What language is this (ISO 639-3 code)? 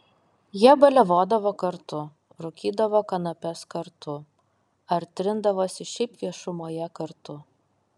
lit